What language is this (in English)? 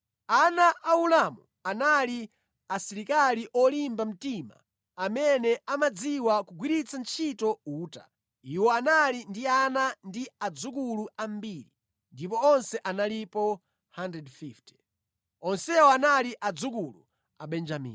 Nyanja